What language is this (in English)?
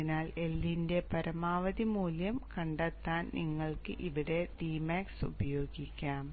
Malayalam